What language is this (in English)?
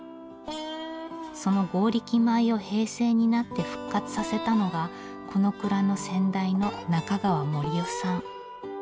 Japanese